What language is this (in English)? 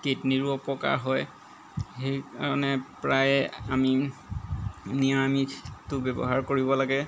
Assamese